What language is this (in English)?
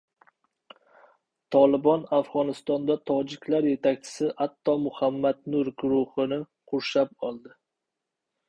Uzbek